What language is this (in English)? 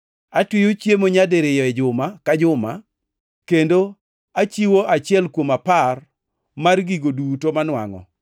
Luo (Kenya and Tanzania)